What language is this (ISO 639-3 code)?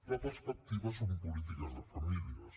cat